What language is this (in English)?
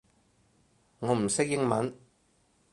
Cantonese